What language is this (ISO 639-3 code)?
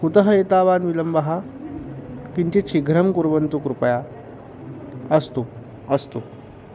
san